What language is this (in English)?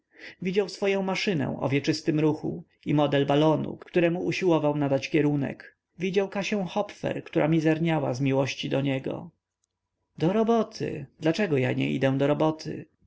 Polish